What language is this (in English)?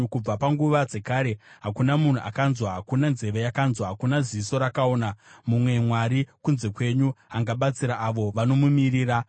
Shona